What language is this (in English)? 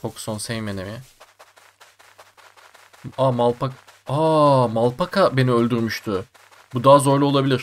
Turkish